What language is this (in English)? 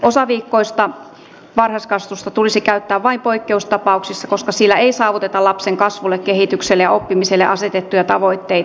Finnish